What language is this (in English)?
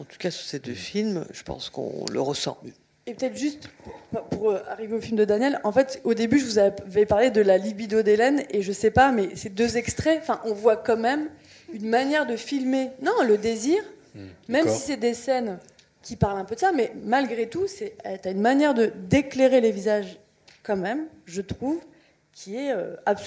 French